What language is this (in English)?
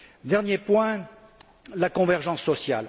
French